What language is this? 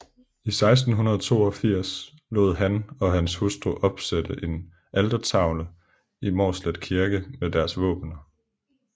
Danish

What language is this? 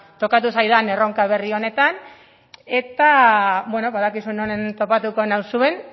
Basque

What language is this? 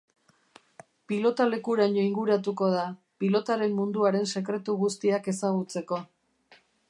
Basque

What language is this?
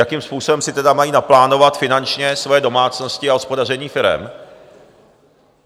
Czech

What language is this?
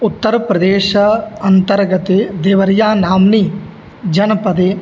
Sanskrit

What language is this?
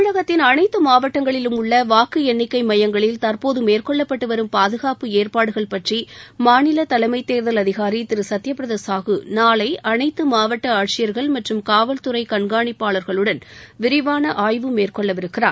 Tamil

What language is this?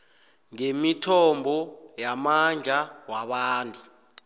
South Ndebele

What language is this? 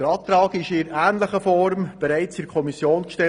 Swiss German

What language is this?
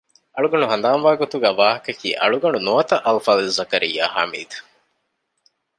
Divehi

